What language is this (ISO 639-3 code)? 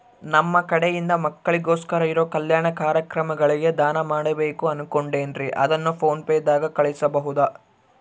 kan